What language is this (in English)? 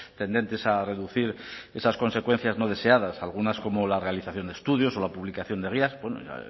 Spanish